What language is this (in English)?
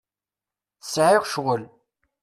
Kabyle